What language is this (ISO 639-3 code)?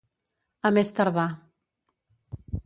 cat